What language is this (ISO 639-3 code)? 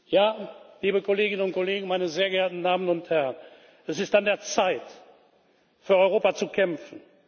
deu